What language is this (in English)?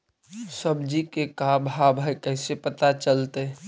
Magahi